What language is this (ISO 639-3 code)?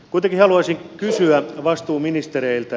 fin